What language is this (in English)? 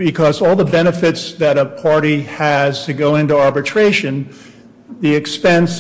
English